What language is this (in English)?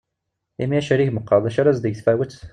Kabyle